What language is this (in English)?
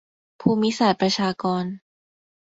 Thai